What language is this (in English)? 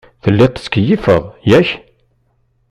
Kabyle